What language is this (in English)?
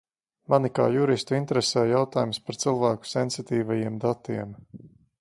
Latvian